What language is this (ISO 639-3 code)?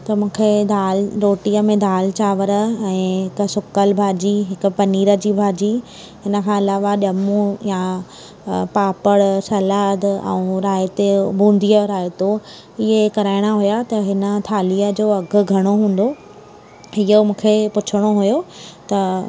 snd